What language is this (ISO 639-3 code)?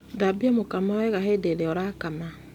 kik